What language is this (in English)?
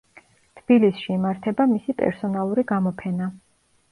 Georgian